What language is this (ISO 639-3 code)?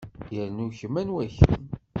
kab